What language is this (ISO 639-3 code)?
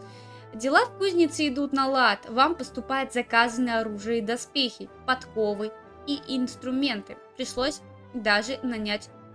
rus